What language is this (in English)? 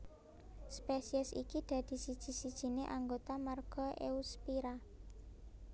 Javanese